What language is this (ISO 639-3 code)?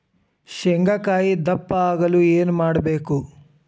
kan